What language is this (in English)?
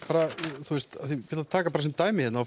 Icelandic